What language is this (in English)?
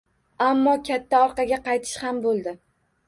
Uzbek